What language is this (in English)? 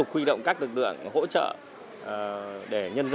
Vietnamese